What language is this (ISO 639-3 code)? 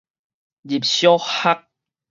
nan